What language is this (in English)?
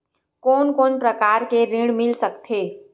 Chhattisgarhi